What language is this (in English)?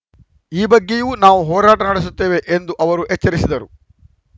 Kannada